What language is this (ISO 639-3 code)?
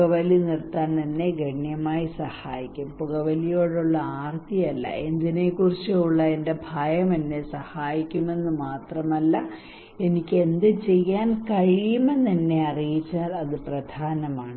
mal